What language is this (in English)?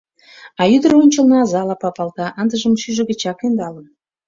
Mari